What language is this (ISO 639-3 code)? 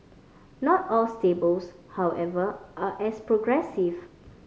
eng